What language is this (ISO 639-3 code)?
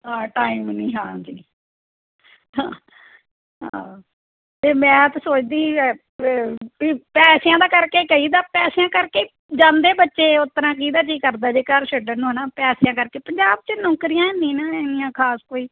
pan